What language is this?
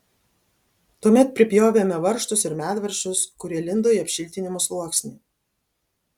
Lithuanian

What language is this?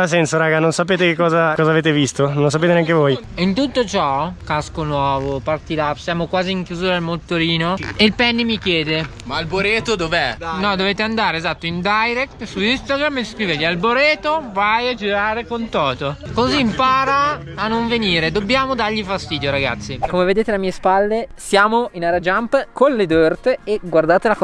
Italian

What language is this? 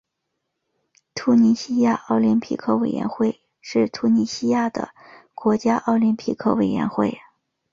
Chinese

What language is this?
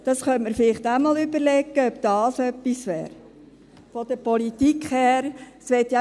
Swiss German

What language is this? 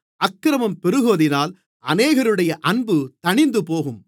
Tamil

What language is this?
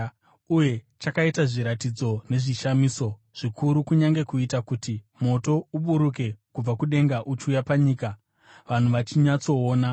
Shona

